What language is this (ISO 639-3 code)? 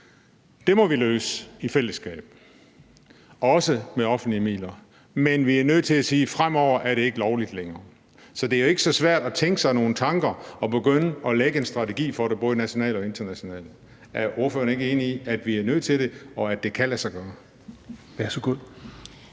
dan